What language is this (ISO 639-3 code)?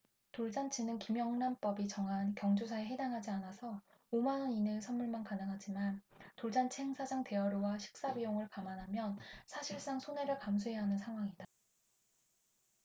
kor